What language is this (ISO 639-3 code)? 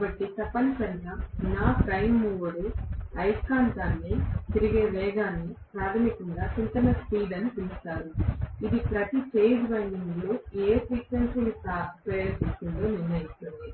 tel